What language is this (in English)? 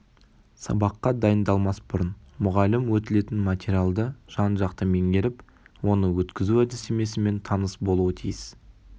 Kazakh